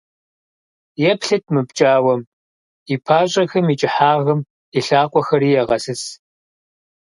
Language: Kabardian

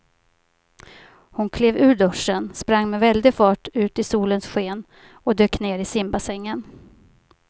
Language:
Swedish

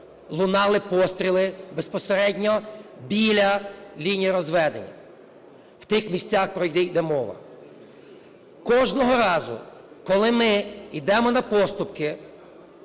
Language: Ukrainian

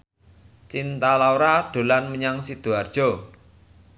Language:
Javanese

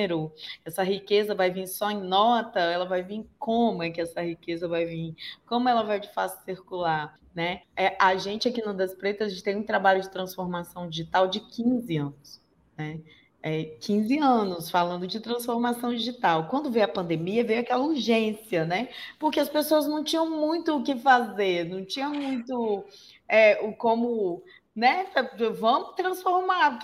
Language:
Portuguese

